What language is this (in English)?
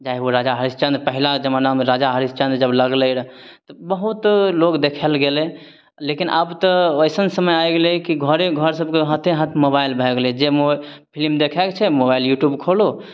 Maithili